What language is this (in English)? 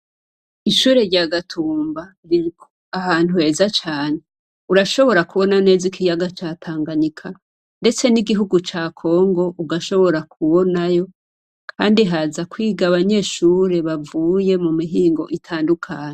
Rundi